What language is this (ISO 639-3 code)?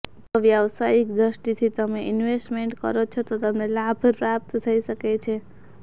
guj